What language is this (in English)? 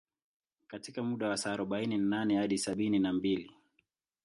Swahili